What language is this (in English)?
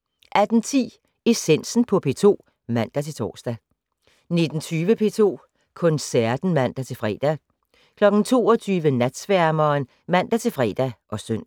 Danish